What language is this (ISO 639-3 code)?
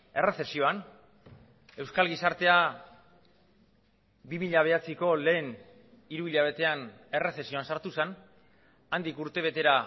eus